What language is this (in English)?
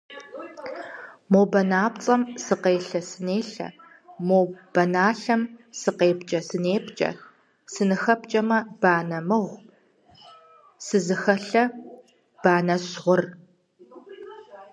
Kabardian